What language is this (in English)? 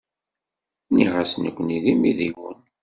Kabyle